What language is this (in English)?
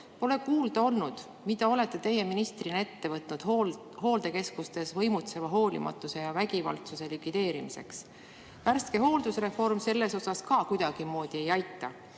Estonian